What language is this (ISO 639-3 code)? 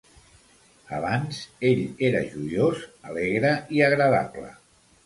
cat